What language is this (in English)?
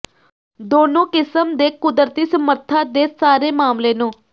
Punjabi